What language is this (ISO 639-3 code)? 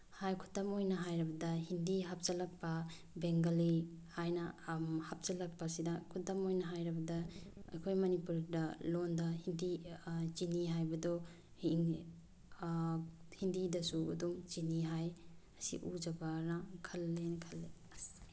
mni